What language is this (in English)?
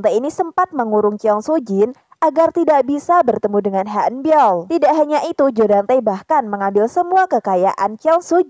Indonesian